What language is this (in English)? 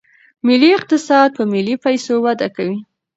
Pashto